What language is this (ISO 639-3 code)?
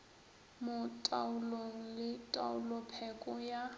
nso